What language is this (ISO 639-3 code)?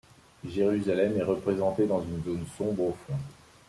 fra